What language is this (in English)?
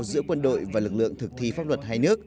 Vietnamese